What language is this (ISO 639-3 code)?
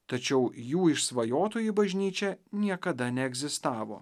lit